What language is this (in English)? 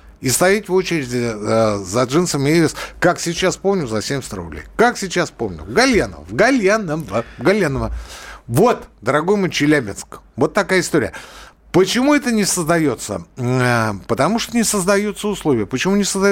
Russian